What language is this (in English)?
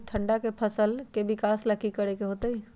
Magahi